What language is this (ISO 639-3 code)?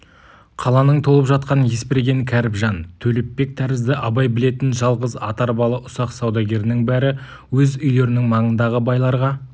kaz